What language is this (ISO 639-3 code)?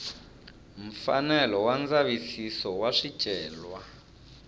tso